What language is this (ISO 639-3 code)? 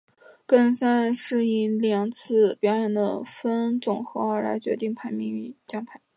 zho